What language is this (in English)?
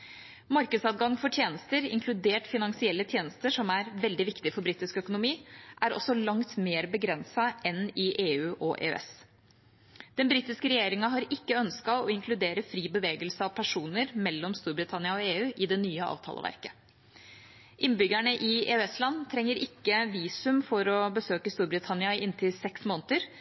Norwegian Bokmål